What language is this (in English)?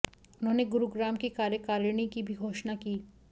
Hindi